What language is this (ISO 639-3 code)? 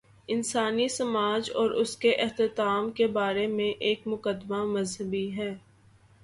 urd